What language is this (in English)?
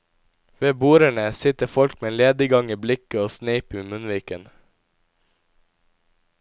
Norwegian